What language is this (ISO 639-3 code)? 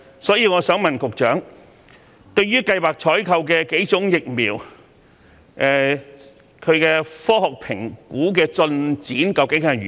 yue